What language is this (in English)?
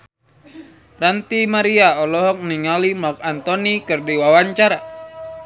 Sundanese